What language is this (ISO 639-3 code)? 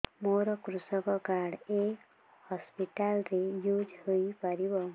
ori